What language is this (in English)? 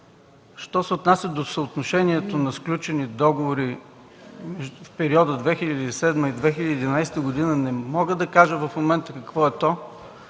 Bulgarian